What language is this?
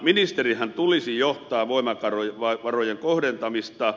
Finnish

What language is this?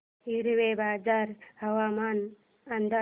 Marathi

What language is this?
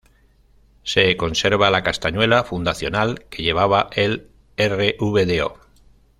Spanish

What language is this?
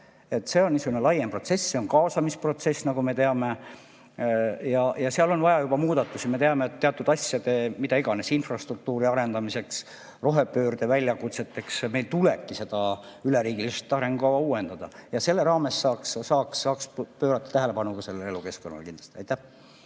Estonian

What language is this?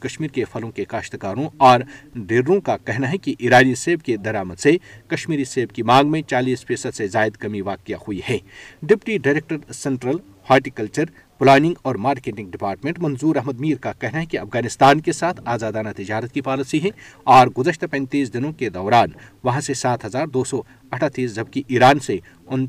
Urdu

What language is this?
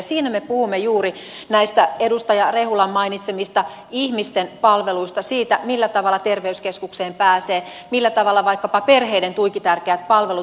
Finnish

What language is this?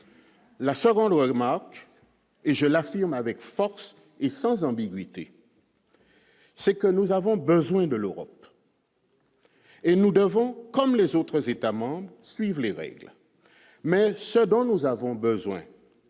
French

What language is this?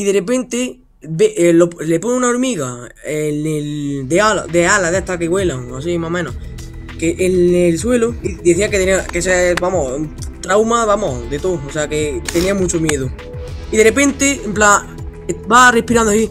Spanish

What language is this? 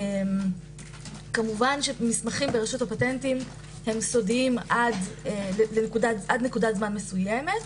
Hebrew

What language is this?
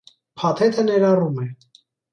Armenian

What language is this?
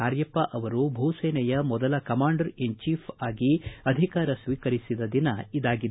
Kannada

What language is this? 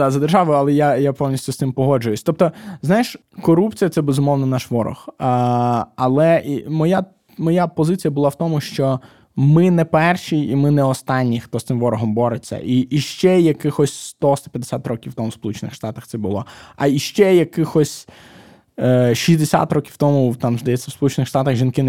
Ukrainian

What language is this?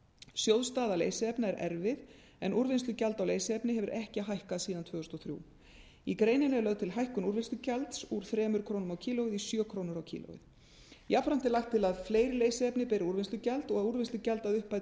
Icelandic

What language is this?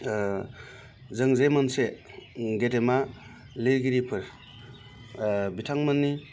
Bodo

